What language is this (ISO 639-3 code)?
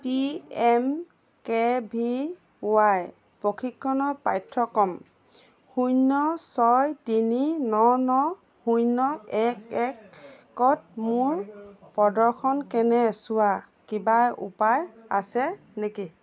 asm